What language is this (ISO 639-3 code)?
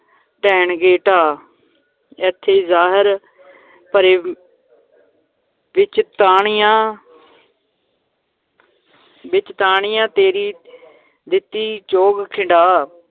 pan